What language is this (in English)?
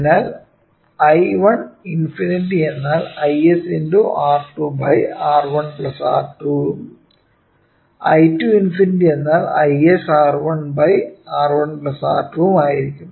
Malayalam